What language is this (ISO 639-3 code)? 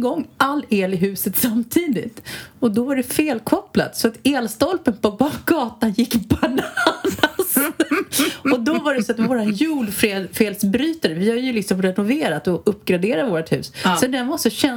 swe